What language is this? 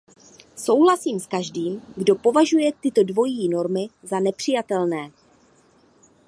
Czech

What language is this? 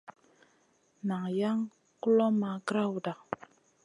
Masana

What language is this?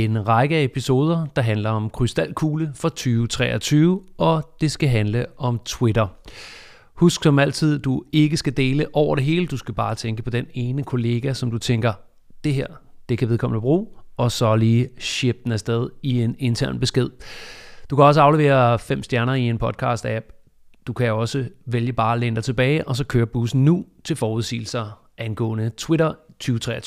Danish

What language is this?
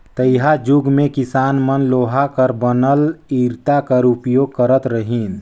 Chhattisgarhi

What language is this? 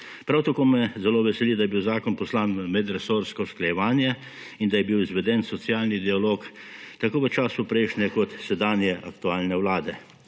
Slovenian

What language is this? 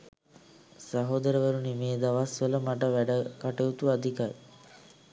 Sinhala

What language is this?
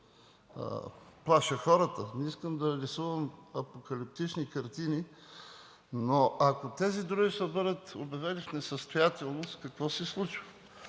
Bulgarian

